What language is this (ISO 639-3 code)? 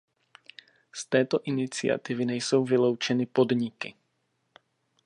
ces